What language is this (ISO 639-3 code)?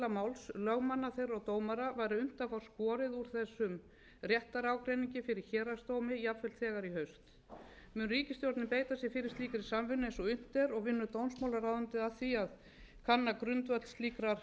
isl